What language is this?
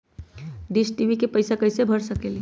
Magahi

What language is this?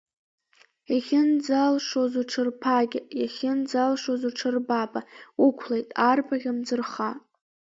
Abkhazian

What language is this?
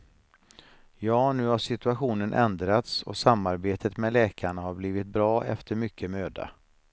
Swedish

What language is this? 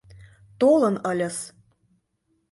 Mari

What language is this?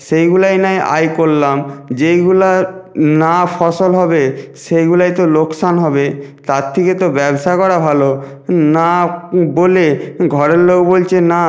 Bangla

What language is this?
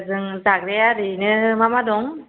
Bodo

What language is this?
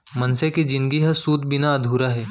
Chhattisgarhi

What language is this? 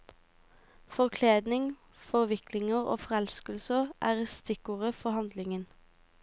Norwegian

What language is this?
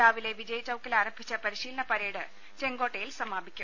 Malayalam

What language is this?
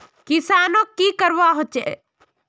Magahi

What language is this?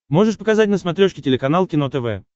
Russian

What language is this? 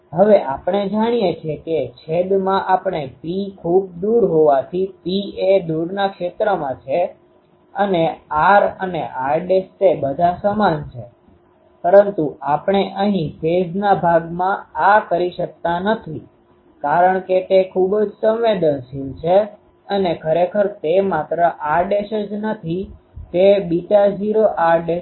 Gujarati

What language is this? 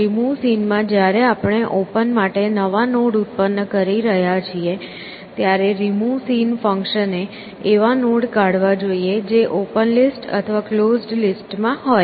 Gujarati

